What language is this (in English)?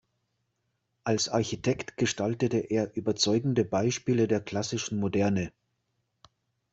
German